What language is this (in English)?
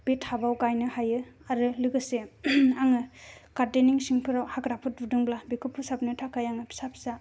Bodo